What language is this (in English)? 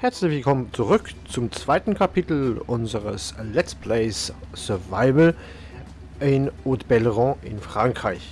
German